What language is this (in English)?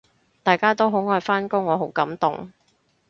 Cantonese